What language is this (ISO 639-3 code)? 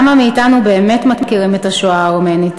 heb